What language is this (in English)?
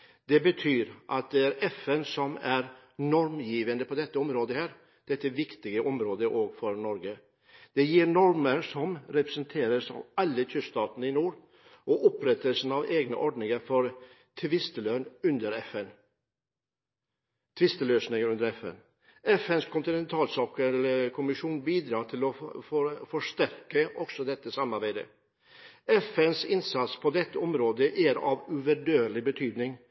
Norwegian Bokmål